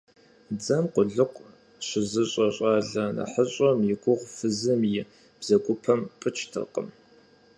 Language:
Kabardian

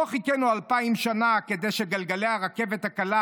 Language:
Hebrew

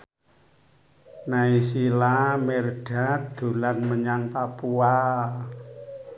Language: Javanese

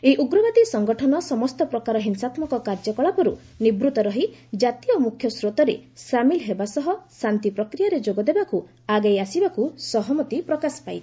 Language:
Odia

